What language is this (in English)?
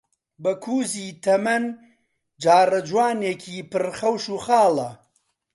Central Kurdish